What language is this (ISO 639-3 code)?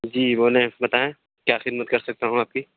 urd